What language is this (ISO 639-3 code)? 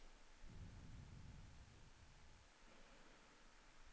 nor